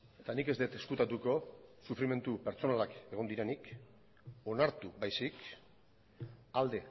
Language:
Basque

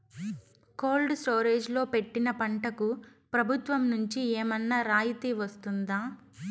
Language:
Telugu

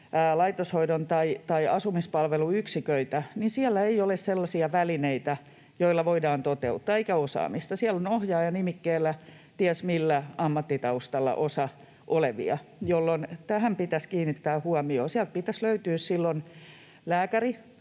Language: Finnish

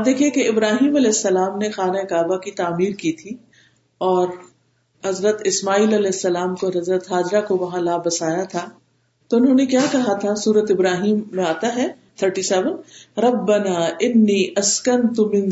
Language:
Urdu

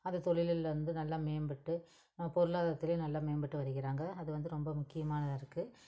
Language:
Tamil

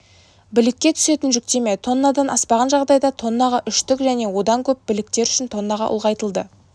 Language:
Kazakh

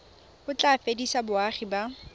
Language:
Tswana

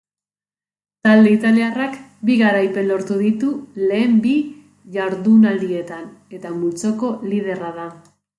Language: Basque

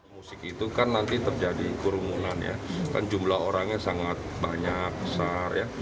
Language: Indonesian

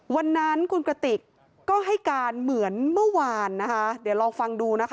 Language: Thai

